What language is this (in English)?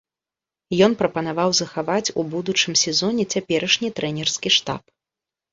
Belarusian